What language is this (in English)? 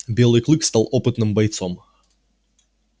Russian